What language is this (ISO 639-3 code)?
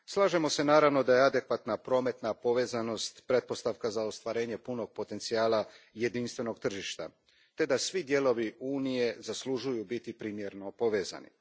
hrv